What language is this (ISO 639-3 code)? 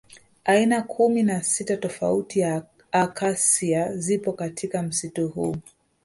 swa